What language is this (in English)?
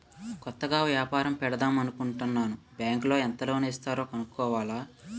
Telugu